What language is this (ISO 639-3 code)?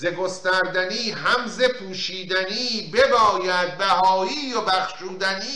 fas